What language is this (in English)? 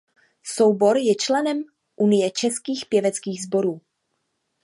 Czech